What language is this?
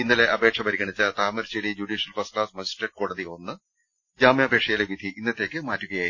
Malayalam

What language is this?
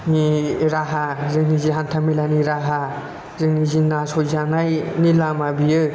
Bodo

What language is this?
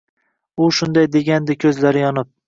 Uzbek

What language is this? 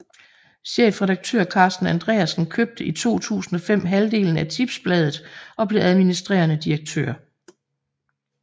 Danish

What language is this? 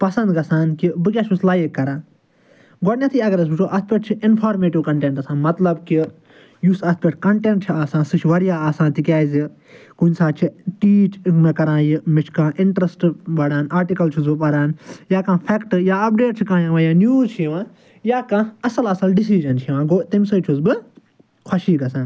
Kashmiri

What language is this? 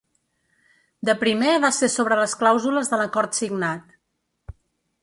Catalan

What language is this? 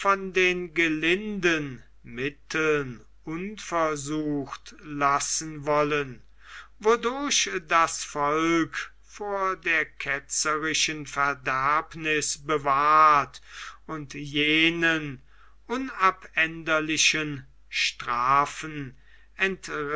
German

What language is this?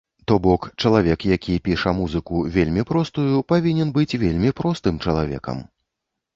Belarusian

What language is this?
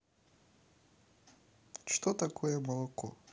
Russian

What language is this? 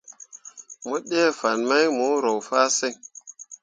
Mundang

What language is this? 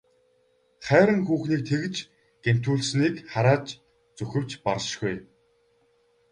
Mongolian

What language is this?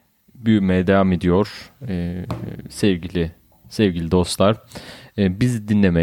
Turkish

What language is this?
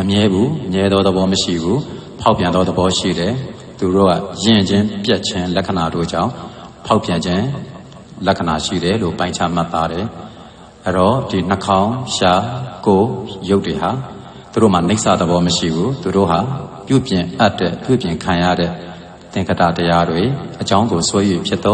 Romanian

